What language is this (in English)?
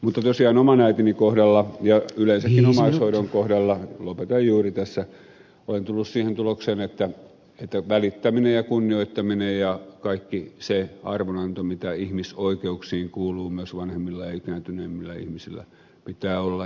Finnish